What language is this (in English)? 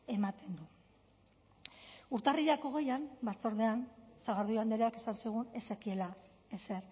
Basque